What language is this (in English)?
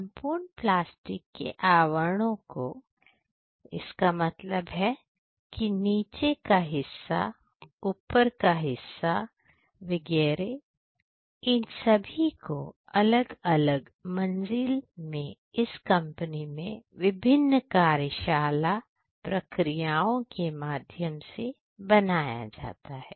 Hindi